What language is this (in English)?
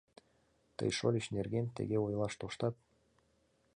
Mari